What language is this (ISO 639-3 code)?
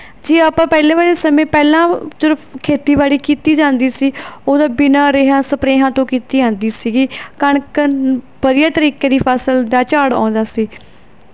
pan